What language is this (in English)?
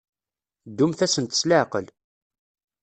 Kabyle